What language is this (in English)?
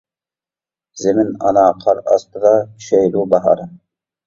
Uyghur